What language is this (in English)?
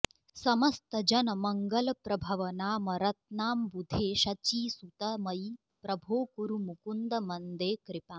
Sanskrit